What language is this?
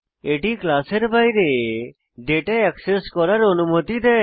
Bangla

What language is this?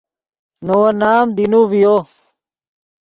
Yidgha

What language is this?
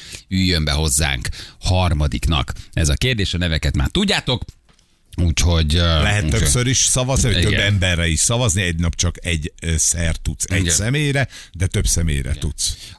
Hungarian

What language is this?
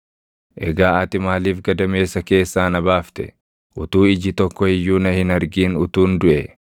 Oromo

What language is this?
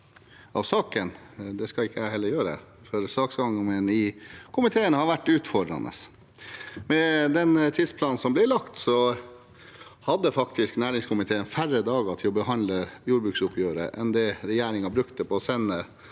Norwegian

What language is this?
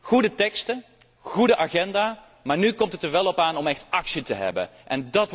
Dutch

